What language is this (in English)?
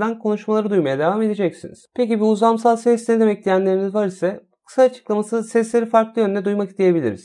Turkish